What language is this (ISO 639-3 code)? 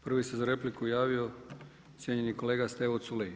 hrv